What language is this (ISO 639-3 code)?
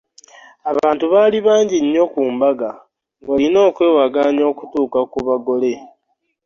lug